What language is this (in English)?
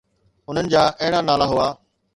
Sindhi